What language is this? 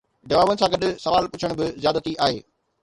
Sindhi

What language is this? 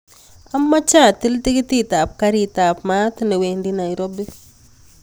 Kalenjin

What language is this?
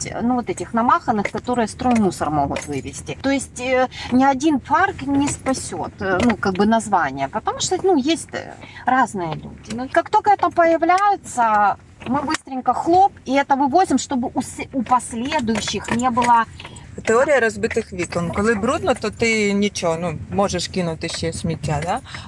Ukrainian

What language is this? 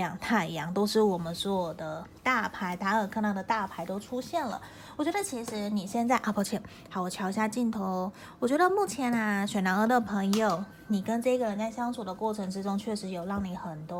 Chinese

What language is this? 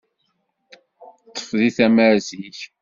Kabyle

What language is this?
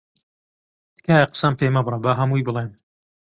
Central Kurdish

